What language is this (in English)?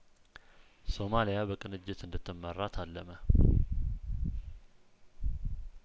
Amharic